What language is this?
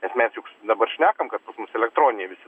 Lithuanian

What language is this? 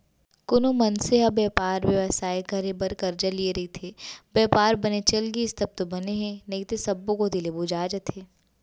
Chhattisgarhi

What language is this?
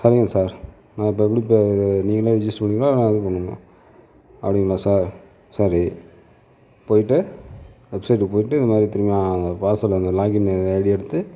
Tamil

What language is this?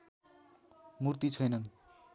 Nepali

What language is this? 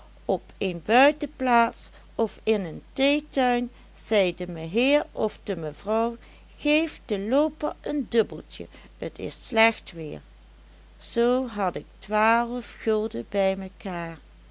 Dutch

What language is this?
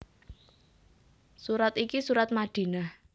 Javanese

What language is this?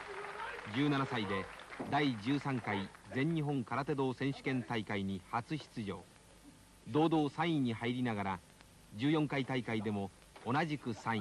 Japanese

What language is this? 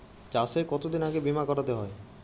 Bangla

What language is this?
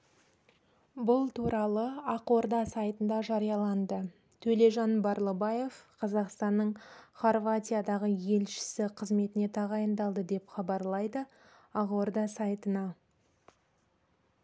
Kazakh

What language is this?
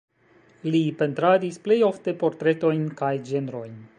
Esperanto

